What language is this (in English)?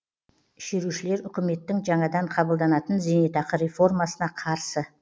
Kazakh